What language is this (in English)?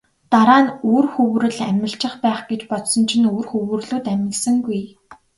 Mongolian